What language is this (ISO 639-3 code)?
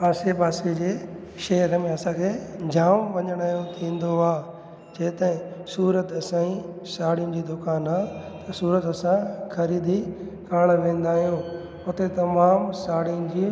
snd